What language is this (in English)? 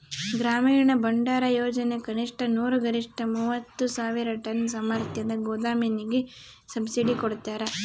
Kannada